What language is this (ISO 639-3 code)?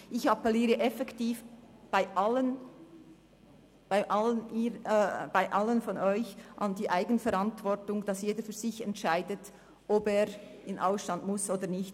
gsw